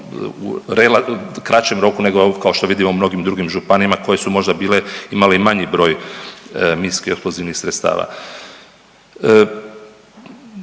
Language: Croatian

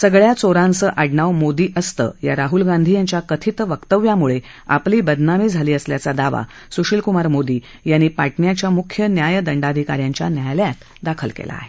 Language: Marathi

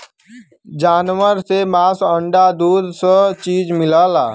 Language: Bhojpuri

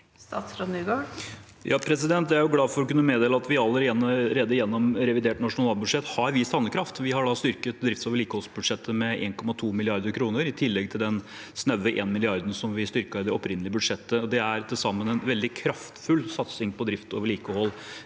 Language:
Norwegian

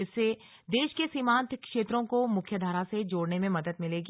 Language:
Hindi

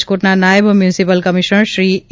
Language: Gujarati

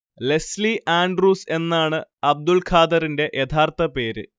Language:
Malayalam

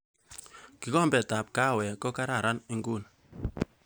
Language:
Kalenjin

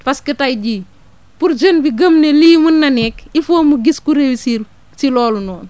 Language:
Wolof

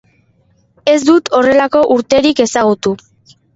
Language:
Basque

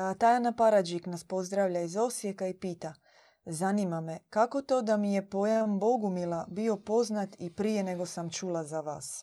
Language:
Croatian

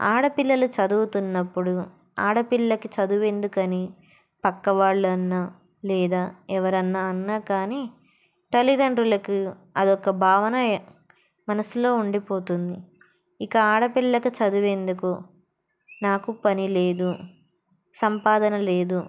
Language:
Telugu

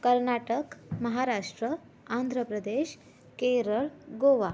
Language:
Marathi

